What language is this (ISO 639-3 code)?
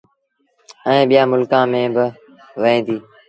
sbn